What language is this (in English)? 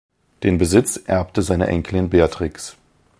German